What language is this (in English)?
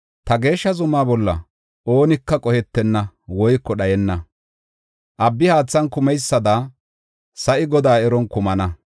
Gofa